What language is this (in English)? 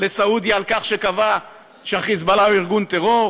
Hebrew